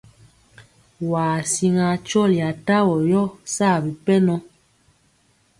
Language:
Mpiemo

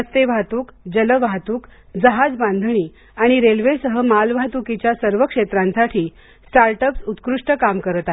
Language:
Marathi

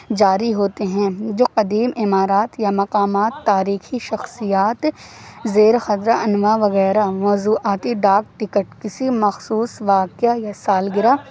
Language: Urdu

